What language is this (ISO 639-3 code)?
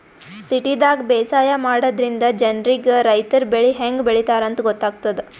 kan